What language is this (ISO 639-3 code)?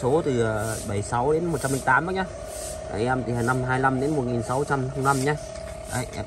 vie